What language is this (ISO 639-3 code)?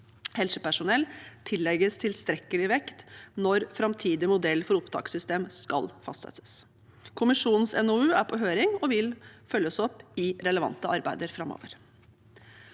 nor